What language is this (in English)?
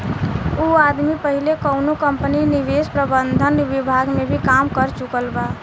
Bhojpuri